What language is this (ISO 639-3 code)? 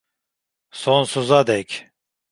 tur